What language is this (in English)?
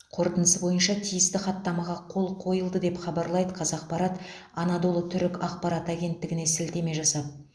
Kazakh